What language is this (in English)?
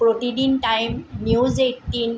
Assamese